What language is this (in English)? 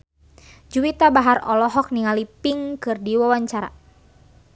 Sundanese